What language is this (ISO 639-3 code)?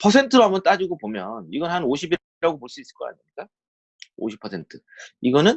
kor